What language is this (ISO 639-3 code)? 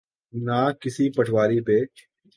urd